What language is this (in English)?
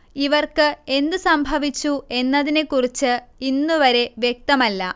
Malayalam